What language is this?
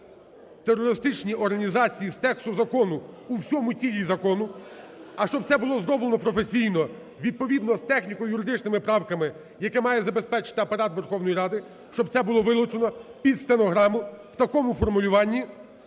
Ukrainian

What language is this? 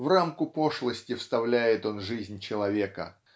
Russian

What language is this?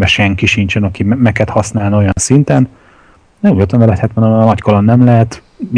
Hungarian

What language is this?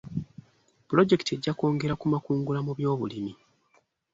Ganda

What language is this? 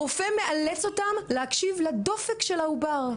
Hebrew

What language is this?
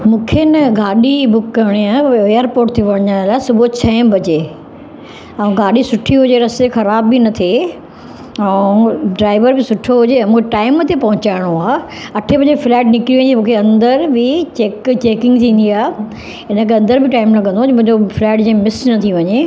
Sindhi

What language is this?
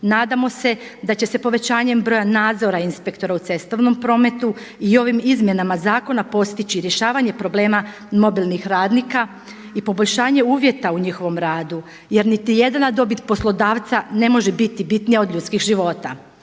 Croatian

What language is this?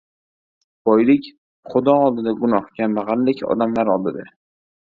Uzbek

